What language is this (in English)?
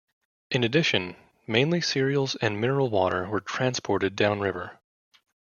English